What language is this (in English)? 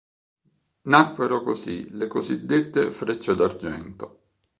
Italian